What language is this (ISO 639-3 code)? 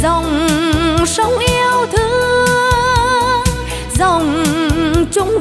vie